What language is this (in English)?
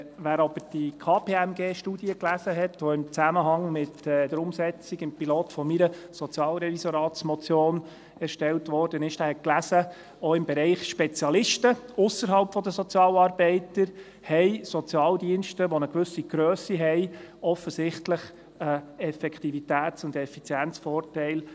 Swiss German